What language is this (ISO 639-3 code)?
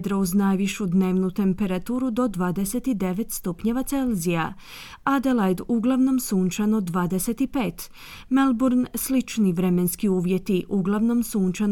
hrv